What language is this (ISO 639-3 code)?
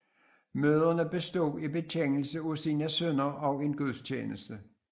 dan